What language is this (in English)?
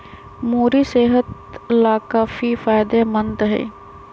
Magahi